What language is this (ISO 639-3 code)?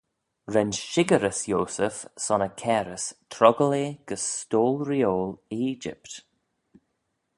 glv